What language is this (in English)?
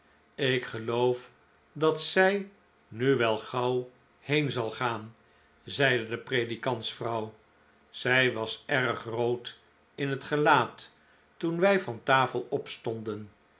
Dutch